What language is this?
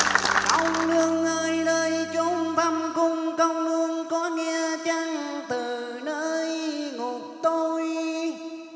Vietnamese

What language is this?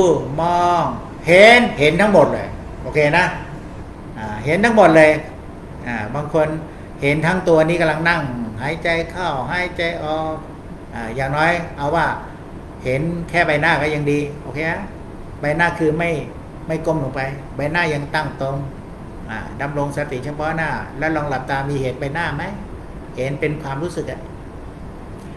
Thai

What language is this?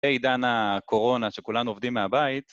Hebrew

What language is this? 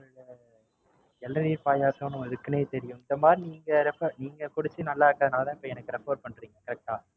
Tamil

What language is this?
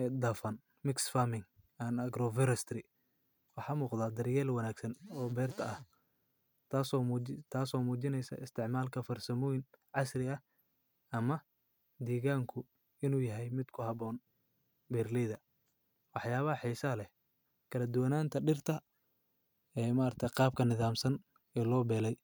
Somali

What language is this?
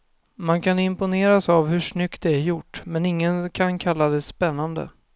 Swedish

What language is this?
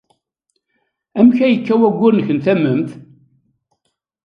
Kabyle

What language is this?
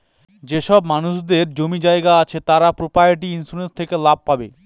Bangla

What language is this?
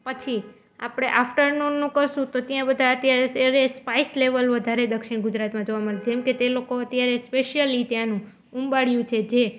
Gujarati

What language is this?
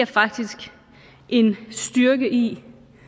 Danish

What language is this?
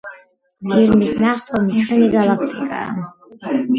Georgian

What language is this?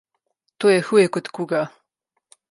Slovenian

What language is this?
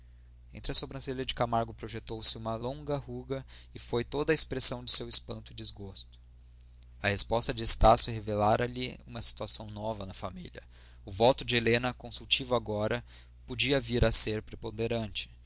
Portuguese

